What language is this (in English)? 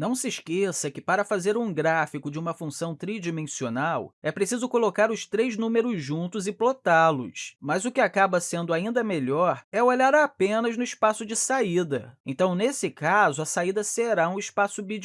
Portuguese